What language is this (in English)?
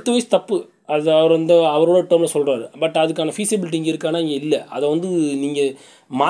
Tamil